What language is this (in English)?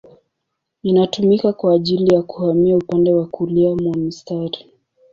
Swahili